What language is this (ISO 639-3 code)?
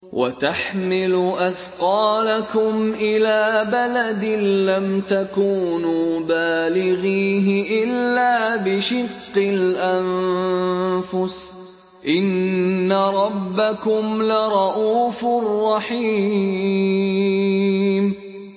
ara